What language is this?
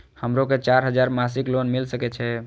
Maithili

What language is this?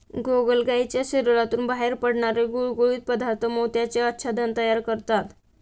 Marathi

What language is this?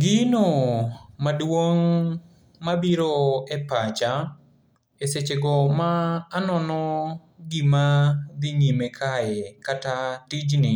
Luo (Kenya and Tanzania)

